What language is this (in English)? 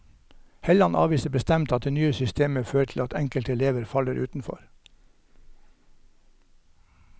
Norwegian